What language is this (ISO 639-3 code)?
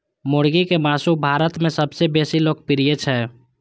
mai